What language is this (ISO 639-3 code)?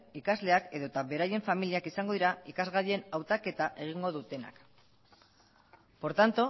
eus